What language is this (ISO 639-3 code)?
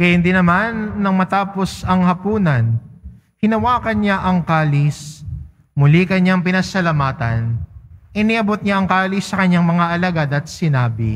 fil